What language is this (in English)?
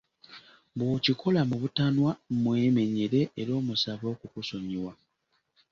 Ganda